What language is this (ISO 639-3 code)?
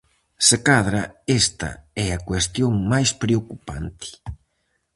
glg